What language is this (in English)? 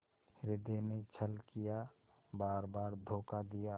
Hindi